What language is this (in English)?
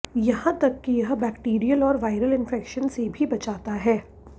Hindi